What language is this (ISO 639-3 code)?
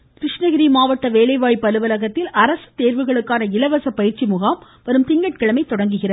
tam